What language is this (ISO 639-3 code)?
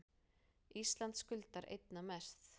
isl